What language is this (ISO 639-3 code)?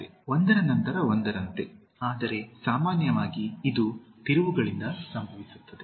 kan